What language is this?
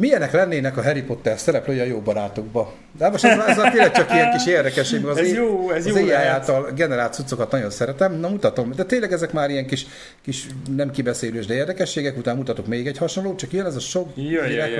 Hungarian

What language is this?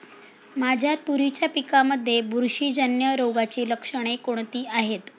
Marathi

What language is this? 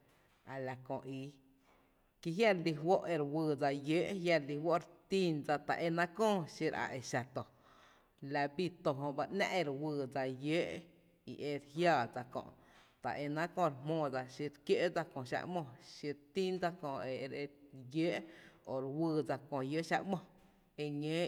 Tepinapa Chinantec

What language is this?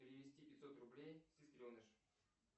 Russian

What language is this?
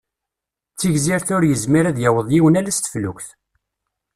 Kabyle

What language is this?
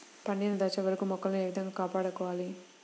Telugu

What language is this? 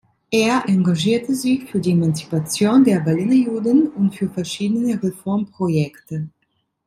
German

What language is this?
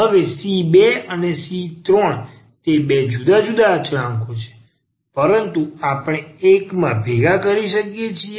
Gujarati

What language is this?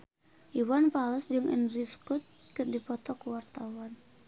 Sundanese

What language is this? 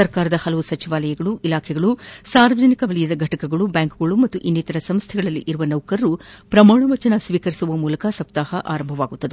Kannada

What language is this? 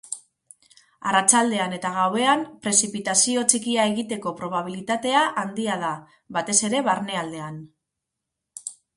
Basque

